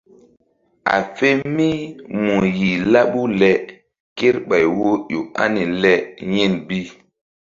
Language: Mbum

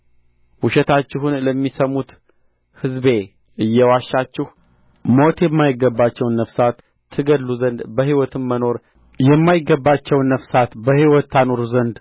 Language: Amharic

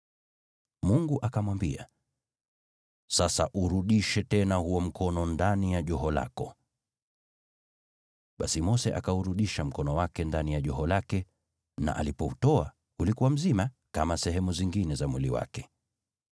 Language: Swahili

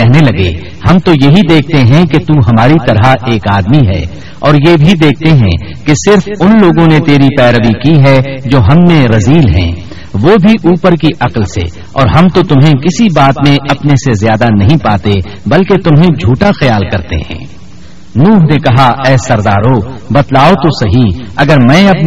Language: Urdu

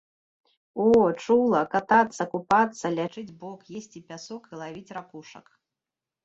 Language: Belarusian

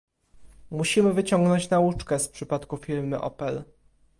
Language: Polish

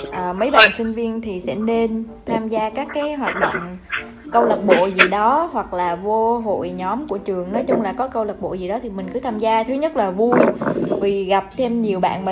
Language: Vietnamese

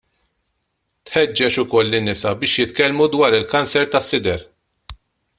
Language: Maltese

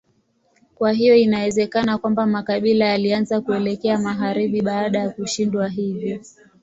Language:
Swahili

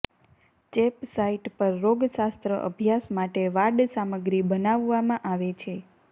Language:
Gujarati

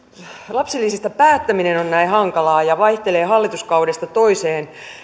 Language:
Finnish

